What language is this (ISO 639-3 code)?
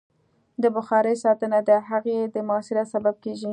pus